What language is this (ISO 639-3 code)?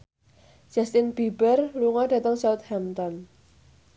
jav